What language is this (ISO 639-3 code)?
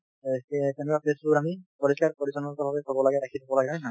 asm